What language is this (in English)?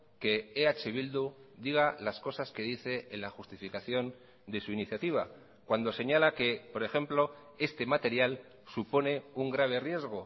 Spanish